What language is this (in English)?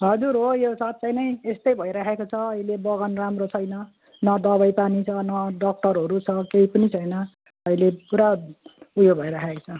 Nepali